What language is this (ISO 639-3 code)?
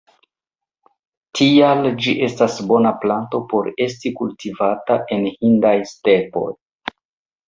epo